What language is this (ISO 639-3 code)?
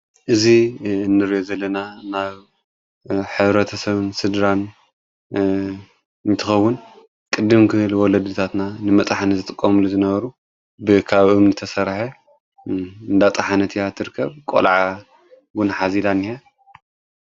tir